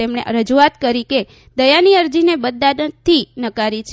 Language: Gujarati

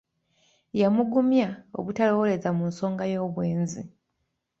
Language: Ganda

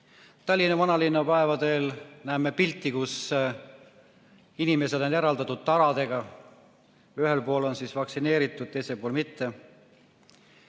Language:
Estonian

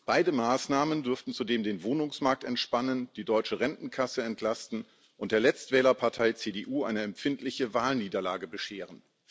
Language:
German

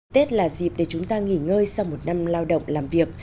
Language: Vietnamese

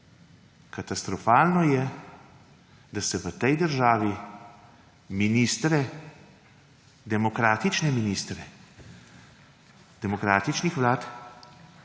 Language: Slovenian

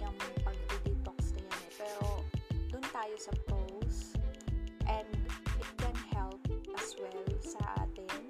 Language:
Filipino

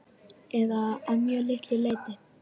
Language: Icelandic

